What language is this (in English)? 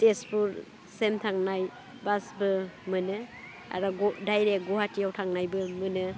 Bodo